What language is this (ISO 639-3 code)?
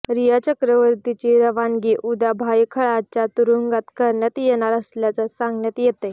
mar